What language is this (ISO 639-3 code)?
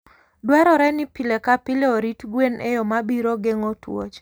luo